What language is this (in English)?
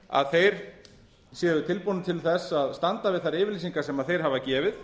Icelandic